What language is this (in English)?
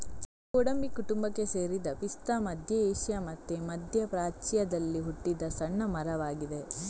Kannada